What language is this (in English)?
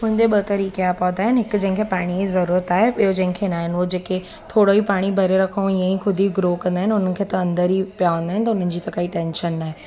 Sindhi